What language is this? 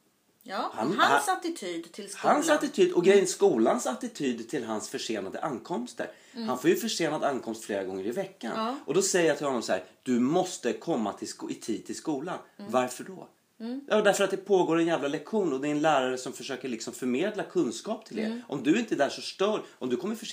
Swedish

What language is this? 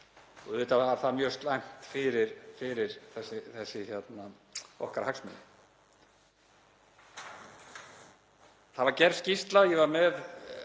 Icelandic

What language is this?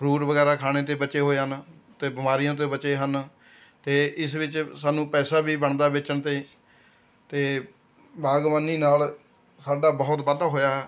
Punjabi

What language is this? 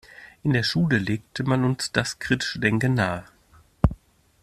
German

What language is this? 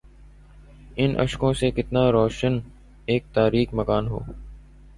Urdu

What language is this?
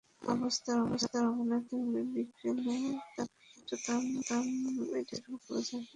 Bangla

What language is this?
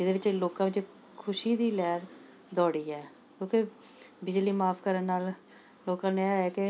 Punjabi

